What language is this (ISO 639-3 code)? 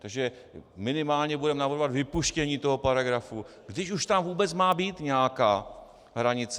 ces